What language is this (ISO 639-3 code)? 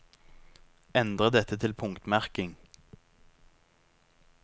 nor